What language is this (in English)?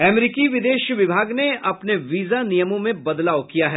Hindi